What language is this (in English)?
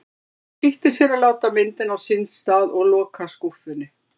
Icelandic